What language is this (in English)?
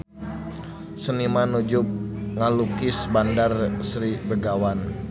Sundanese